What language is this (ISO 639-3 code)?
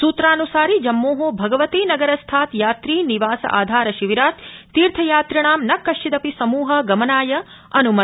san